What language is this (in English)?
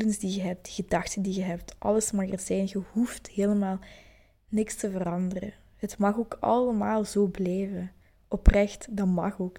Dutch